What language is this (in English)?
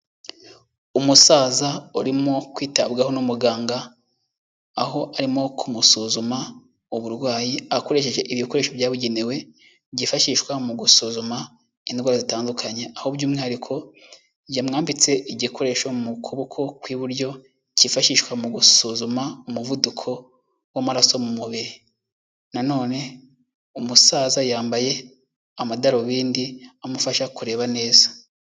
Kinyarwanda